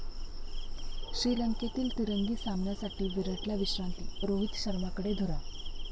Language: Marathi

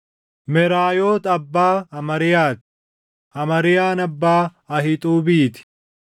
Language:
Oromo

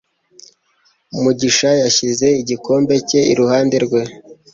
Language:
Kinyarwanda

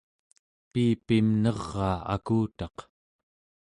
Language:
Central Yupik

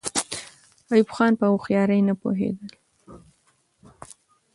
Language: Pashto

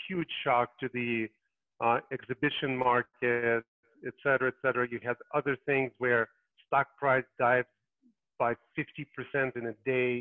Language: English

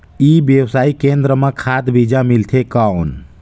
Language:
Chhattisgarhi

